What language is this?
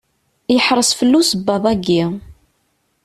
Kabyle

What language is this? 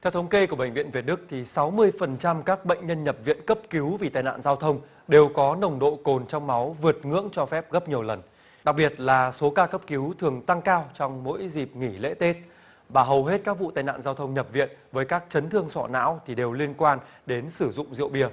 Vietnamese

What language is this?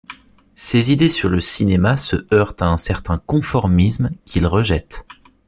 French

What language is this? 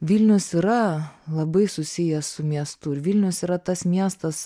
Lithuanian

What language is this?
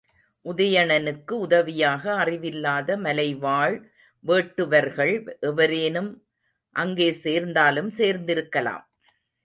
Tamil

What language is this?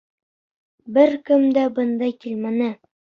Bashkir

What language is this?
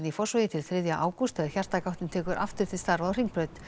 Icelandic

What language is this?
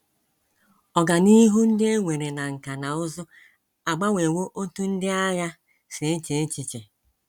Igbo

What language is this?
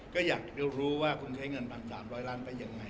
Thai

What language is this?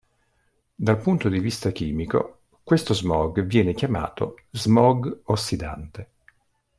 Italian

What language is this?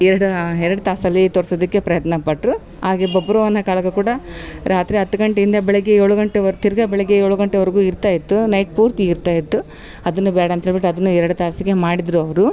Kannada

